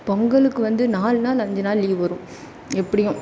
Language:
Tamil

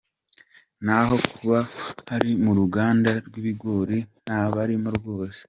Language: Kinyarwanda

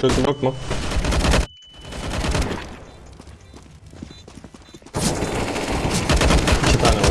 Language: Turkish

